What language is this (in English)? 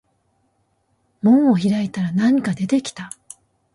Japanese